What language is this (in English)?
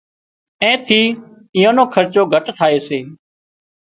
Wadiyara Koli